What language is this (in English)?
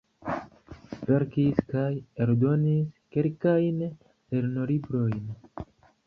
Esperanto